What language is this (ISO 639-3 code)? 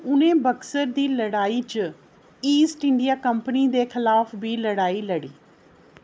doi